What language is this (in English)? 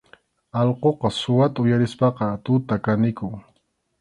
Arequipa-La Unión Quechua